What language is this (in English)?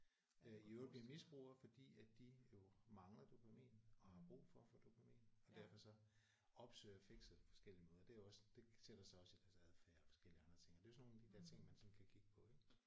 Danish